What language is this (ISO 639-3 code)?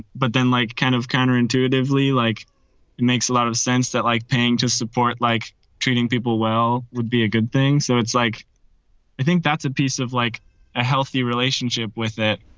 eng